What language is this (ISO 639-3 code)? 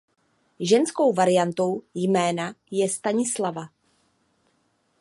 ces